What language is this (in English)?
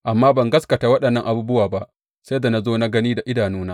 Hausa